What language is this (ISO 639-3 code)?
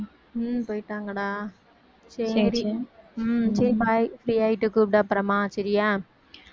tam